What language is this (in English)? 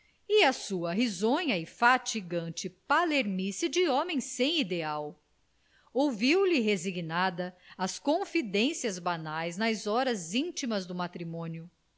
Portuguese